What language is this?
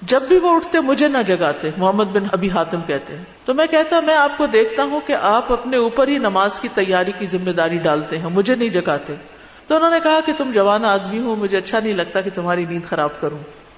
Urdu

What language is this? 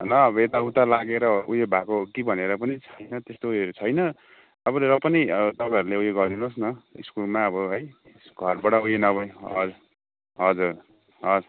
Nepali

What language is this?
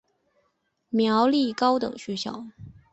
Chinese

